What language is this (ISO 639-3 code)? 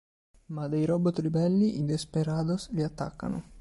ita